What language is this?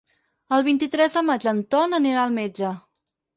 Catalan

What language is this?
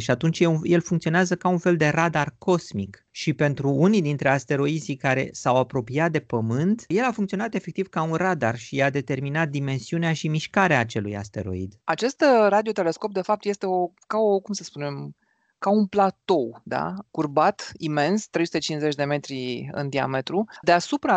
Romanian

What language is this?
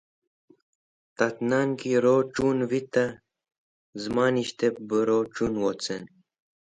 Wakhi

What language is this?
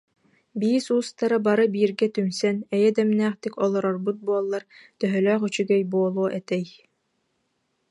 Yakut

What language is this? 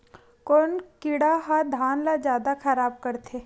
Chhattisgarhi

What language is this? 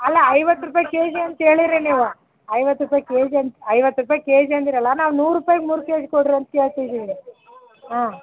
Kannada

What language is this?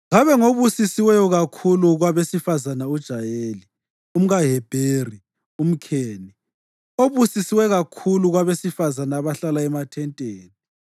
North Ndebele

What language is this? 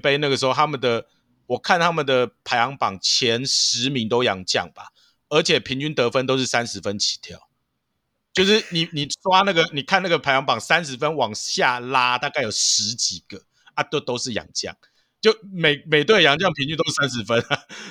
Chinese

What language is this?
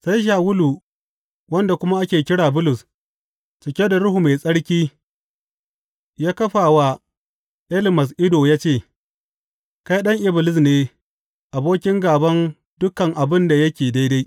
Hausa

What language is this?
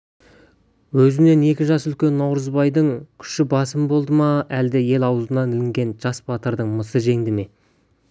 Kazakh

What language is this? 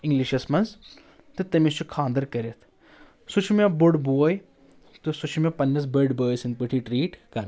Kashmiri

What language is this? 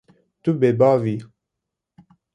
Kurdish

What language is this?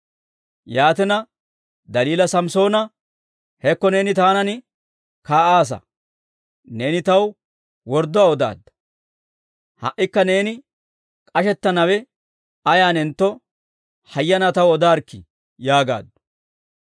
Dawro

